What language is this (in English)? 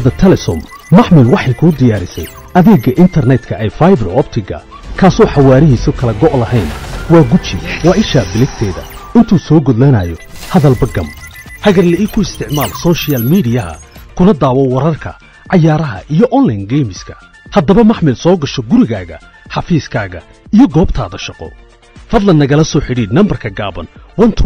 Arabic